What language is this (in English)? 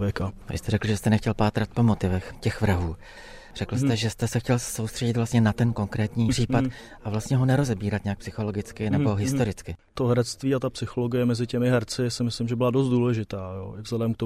Czech